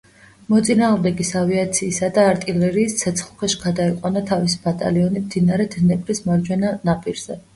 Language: Georgian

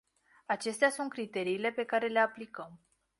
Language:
Romanian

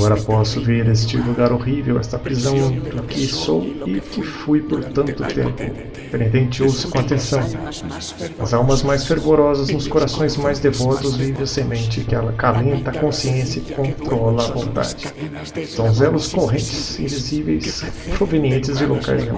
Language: Portuguese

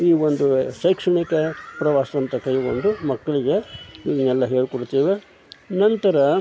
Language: Kannada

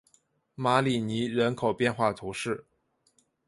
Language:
Chinese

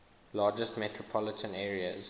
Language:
English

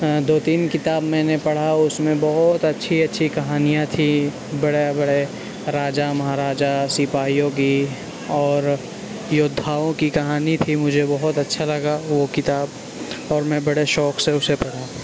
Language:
Urdu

